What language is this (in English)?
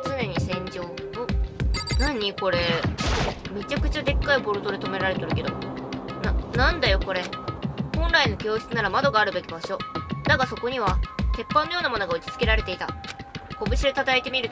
Japanese